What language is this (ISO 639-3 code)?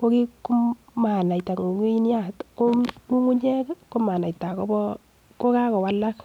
kln